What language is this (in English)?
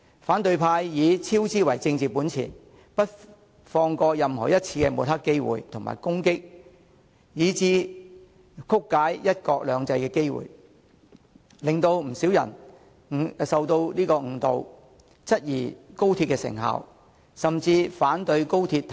Cantonese